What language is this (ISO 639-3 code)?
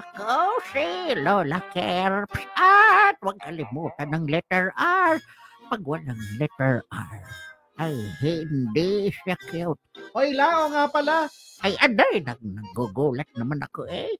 fil